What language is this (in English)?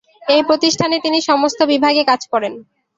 Bangla